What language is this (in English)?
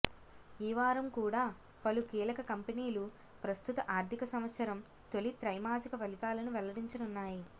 Telugu